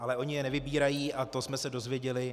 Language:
Czech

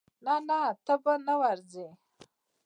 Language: Pashto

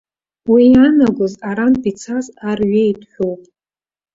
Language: Abkhazian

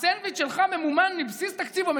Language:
Hebrew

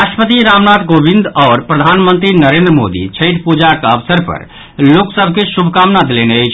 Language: Maithili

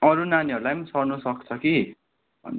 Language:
Nepali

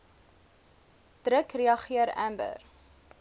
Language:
Afrikaans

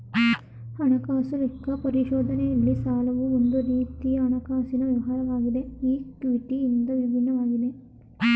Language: Kannada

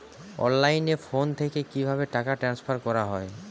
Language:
Bangla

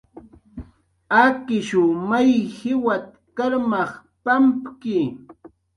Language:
Jaqaru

